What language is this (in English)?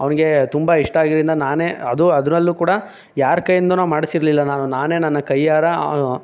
Kannada